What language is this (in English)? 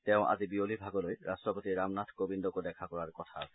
Assamese